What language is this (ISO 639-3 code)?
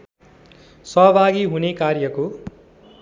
nep